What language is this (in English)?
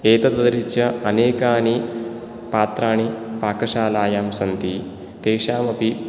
Sanskrit